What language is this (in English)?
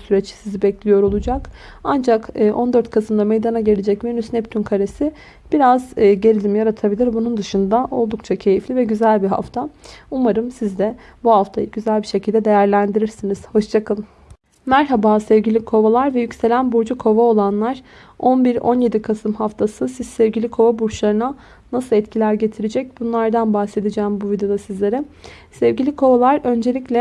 Turkish